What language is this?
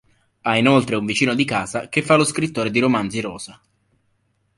Italian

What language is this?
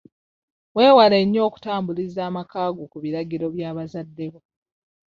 Ganda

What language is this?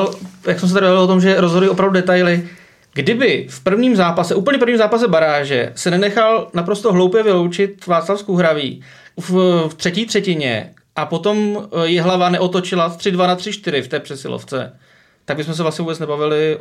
Czech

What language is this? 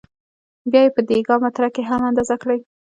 Pashto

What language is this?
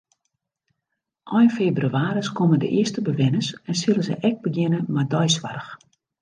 Western Frisian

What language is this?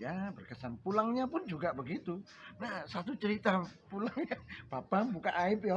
Indonesian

